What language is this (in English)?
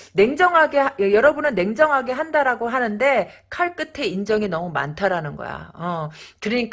Korean